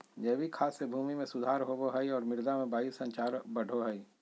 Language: Magahi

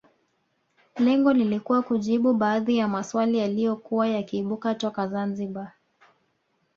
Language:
Swahili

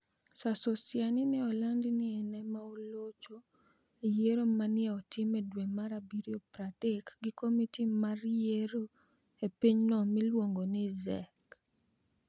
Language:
Luo (Kenya and Tanzania)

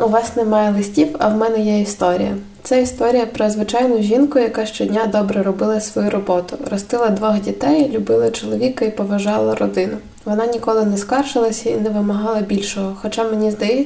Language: Ukrainian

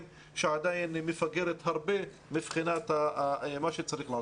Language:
Hebrew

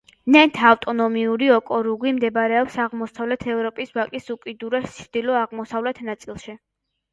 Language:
Georgian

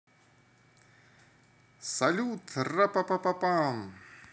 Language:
Russian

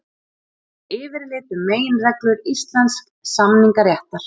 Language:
Icelandic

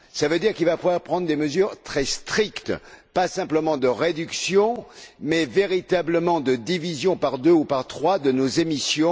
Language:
French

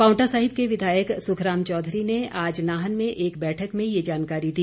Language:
Hindi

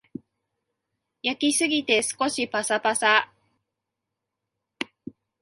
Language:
Japanese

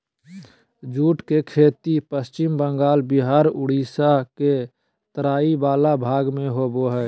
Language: Magahi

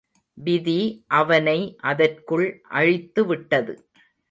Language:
Tamil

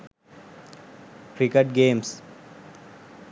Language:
Sinhala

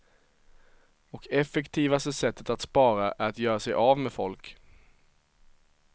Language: Swedish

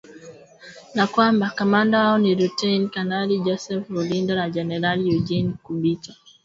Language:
Swahili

